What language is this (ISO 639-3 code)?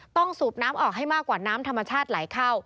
tha